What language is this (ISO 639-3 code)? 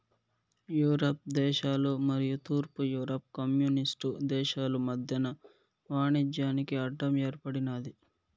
tel